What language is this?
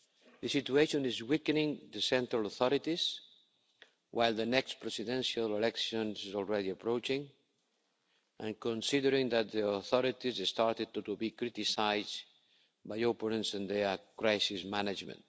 English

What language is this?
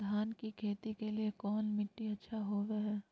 Magahi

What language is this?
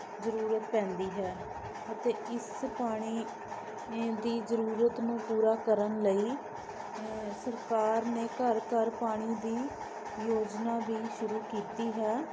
Punjabi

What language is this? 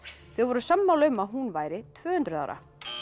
Icelandic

